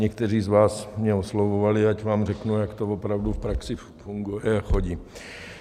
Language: Czech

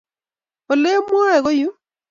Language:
Kalenjin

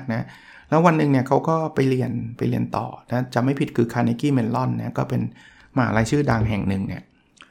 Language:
Thai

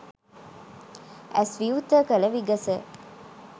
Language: Sinhala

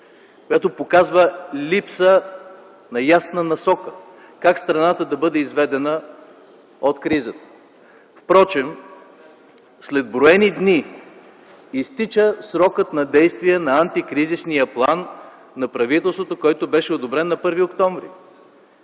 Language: Bulgarian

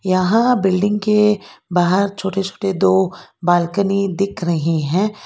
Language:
Hindi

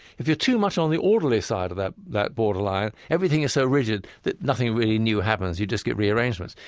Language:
English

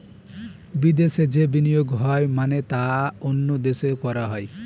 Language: Bangla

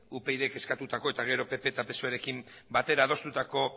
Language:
Basque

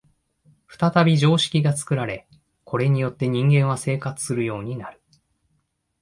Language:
Japanese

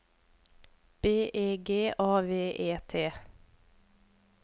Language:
Norwegian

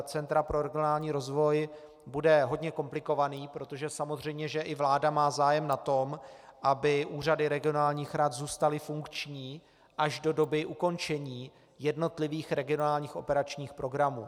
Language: Czech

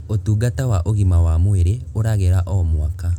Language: Kikuyu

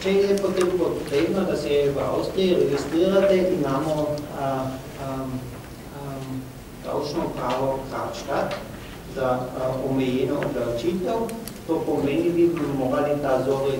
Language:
Romanian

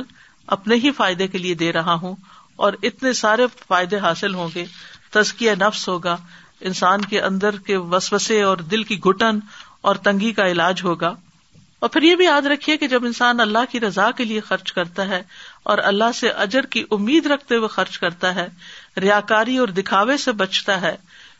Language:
Urdu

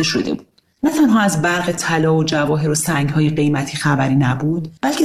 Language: Persian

